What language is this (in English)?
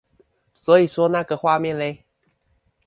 Chinese